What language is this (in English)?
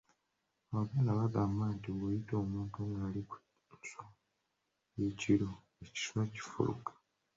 Ganda